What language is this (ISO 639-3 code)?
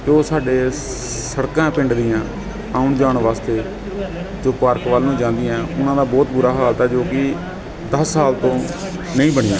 pan